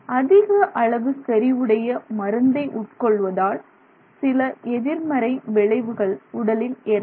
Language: Tamil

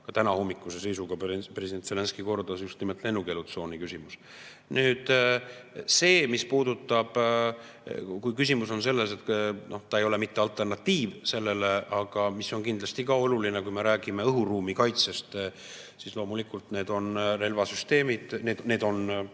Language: Estonian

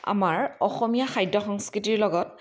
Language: Assamese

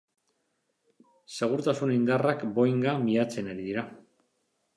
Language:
Basque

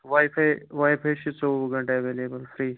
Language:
Kashmiri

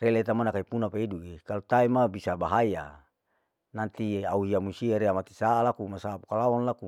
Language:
Larike-Wakasihu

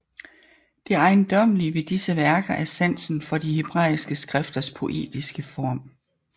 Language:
Danish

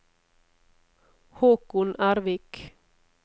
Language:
Norwegian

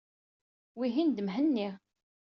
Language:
Kabyle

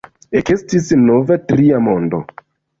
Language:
Esperanto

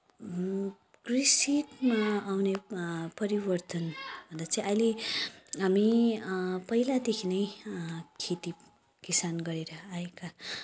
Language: Nepali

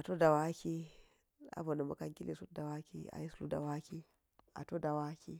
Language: Geji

